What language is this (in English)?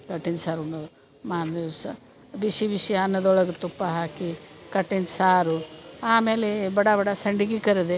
Kannada